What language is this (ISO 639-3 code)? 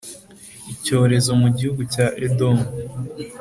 kin